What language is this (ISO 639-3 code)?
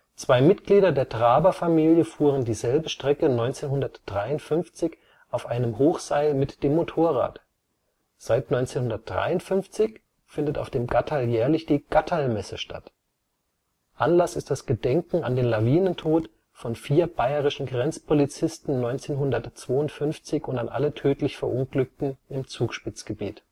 deu